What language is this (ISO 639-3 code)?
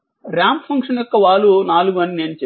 tel